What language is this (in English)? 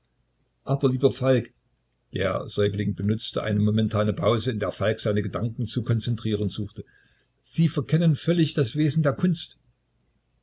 German